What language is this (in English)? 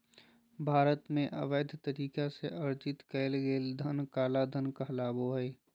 Magahi